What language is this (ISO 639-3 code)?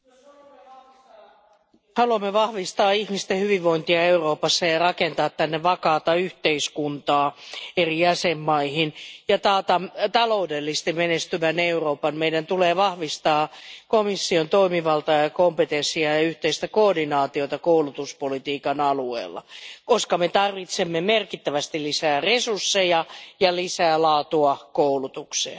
fin